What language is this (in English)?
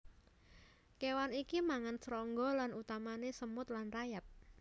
Javanese